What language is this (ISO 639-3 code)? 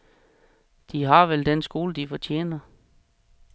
dan